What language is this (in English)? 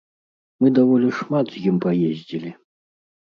Belarusian